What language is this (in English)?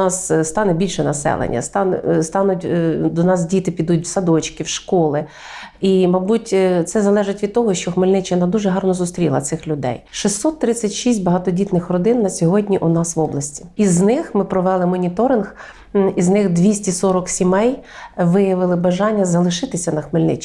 Ukrainian